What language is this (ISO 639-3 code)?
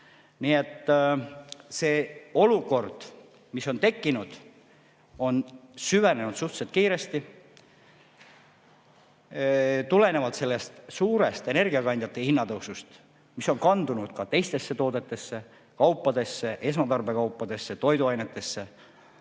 est